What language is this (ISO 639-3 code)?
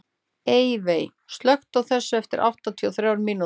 isl